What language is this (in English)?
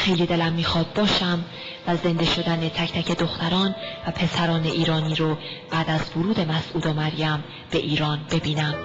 Persian